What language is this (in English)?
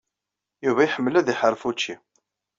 Kabyle